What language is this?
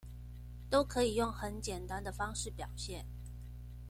Chinese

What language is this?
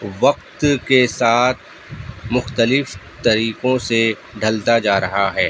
Urdu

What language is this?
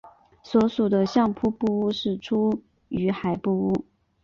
Chinese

